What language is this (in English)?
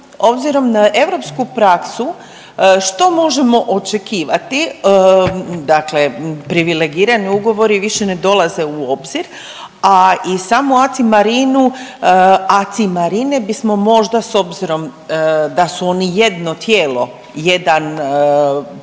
Croatian